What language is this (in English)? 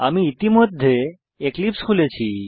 Bangla